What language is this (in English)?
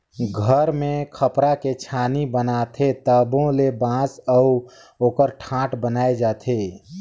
Chhattisgarhi